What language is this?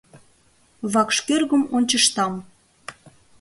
Mari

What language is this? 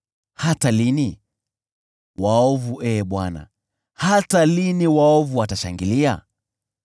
Swahili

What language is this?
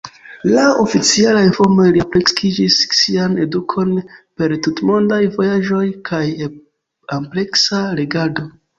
Esperanto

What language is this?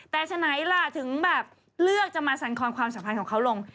Thai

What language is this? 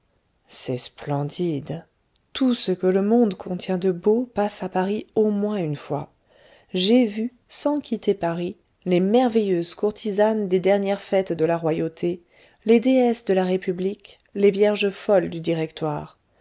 French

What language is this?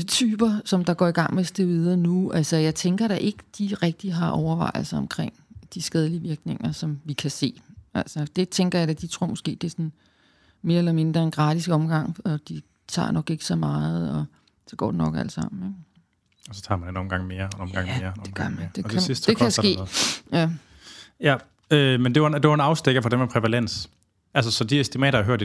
Danish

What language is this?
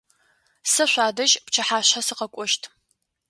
Adyghe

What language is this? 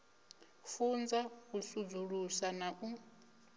Venda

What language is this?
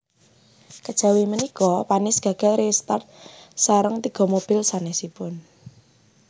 Javanese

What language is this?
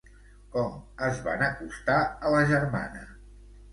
Catalan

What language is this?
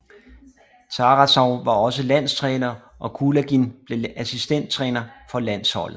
Danish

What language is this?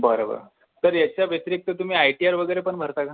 Marathi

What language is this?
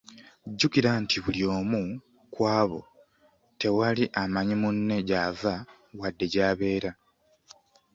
Ganda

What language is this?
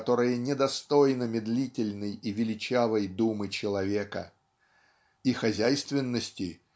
Russian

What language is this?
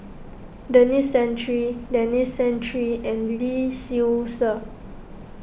English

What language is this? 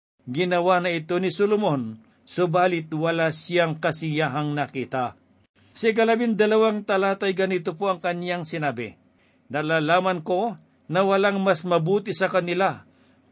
Filipino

